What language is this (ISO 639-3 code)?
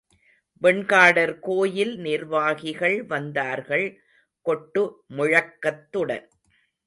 tam